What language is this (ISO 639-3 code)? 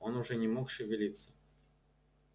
rus